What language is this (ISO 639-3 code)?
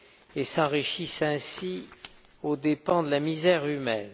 fra